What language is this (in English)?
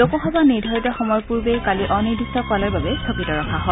Assamese